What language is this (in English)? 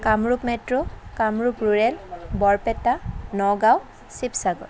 Assamese